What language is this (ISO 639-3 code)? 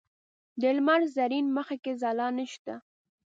pus